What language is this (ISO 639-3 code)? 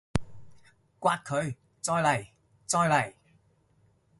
yue